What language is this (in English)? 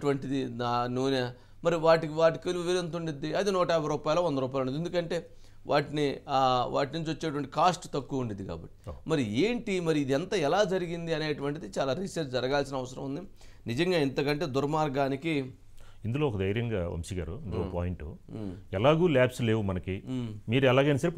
Telugu